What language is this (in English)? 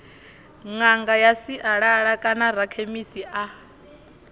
Venda